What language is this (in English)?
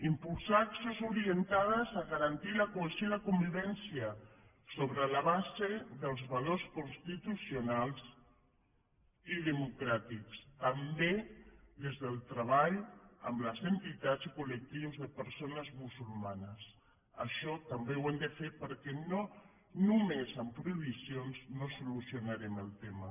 Catalan